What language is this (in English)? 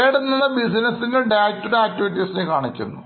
Malayalam